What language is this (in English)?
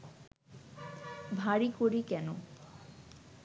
Bangla